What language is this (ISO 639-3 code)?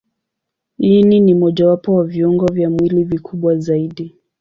swa